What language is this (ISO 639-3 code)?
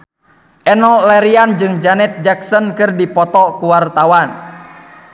sun